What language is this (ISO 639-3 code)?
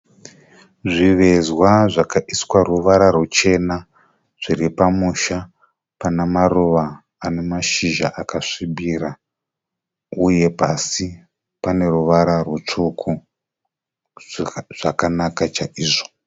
sna